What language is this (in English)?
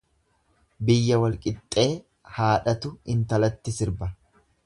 Oromo